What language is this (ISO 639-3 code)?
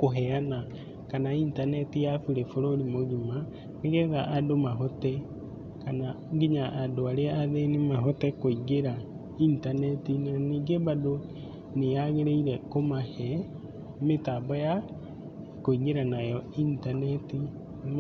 kik